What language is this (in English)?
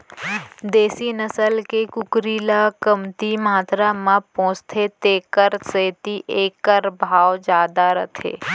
Chhattisgarhi